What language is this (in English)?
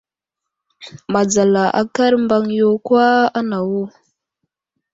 Wuzlam